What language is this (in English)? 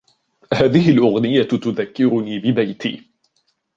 Arabic